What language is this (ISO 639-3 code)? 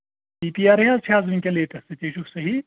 kas